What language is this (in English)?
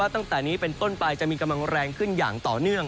Thai